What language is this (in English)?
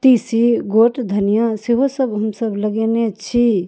Maithili